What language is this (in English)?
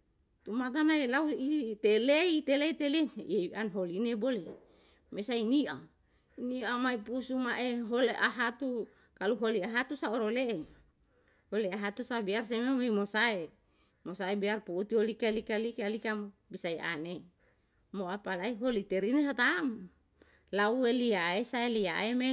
Yalahatan